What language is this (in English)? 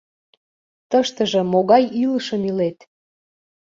Mari